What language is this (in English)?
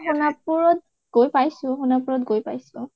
Assamese